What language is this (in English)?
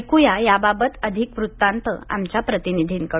Marathi